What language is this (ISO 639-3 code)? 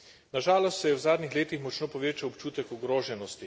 slv